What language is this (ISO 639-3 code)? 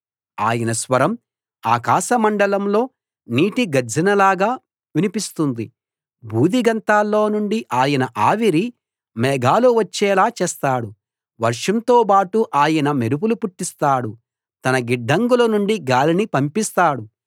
tel